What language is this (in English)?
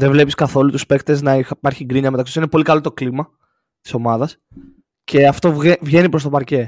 Greek